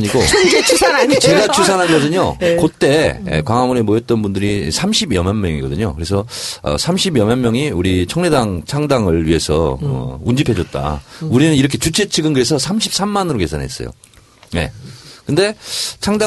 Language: Korean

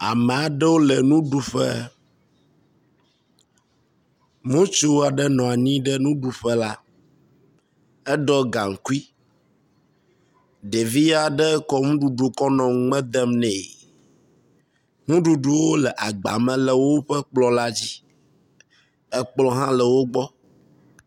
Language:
Ewe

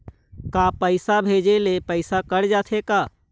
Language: Chhattisgarhi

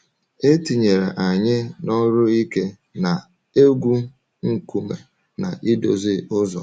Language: Igbo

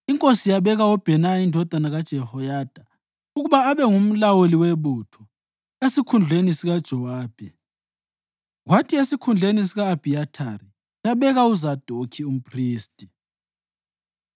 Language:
North Ndebele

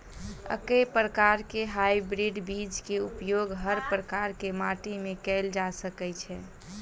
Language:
Maithili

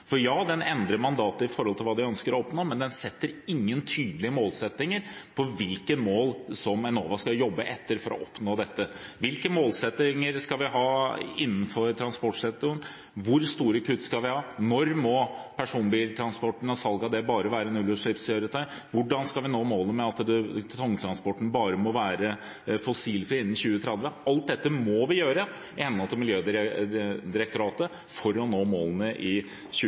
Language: Norwegian Bokmål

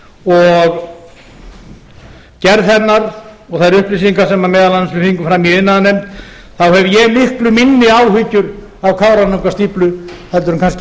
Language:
Icelandic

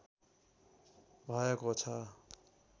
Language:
Nepali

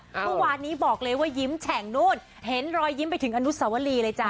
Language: Thai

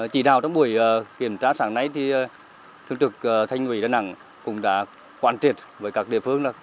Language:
Vietnamese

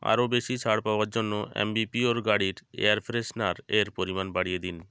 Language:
Bangla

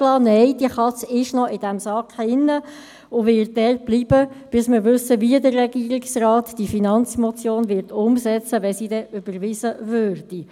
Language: Swiss German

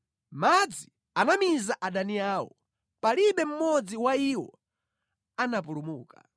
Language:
Nyanja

